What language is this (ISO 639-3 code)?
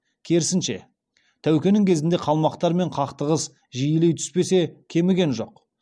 kaz